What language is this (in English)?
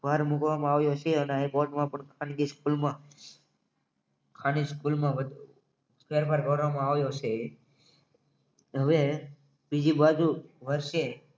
Gujarati